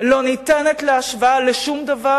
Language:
Hebrew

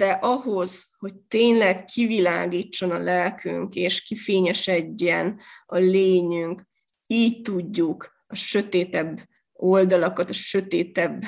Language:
Hungarian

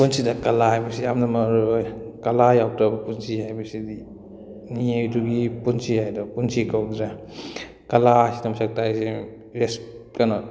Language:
Manipuri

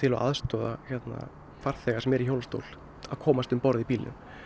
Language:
Icelandic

